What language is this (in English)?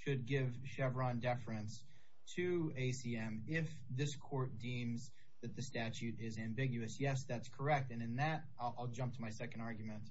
English